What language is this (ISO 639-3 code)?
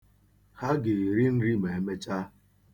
ibo